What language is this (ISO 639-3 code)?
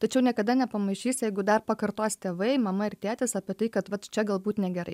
lit